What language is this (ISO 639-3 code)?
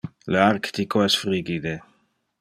ina